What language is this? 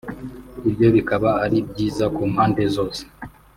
Kinyarwanda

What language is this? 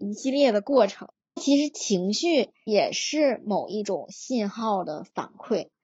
Chinese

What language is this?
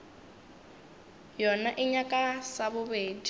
Northern Sotho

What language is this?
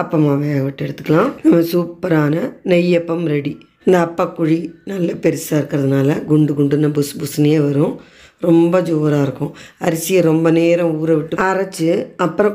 Italian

